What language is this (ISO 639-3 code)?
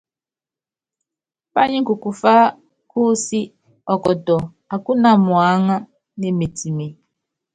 yav